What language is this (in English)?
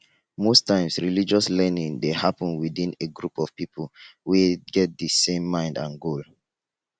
Nigerian Pidgin